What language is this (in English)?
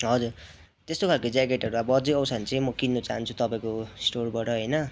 Nepali